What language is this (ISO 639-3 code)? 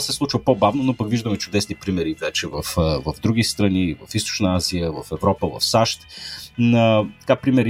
bul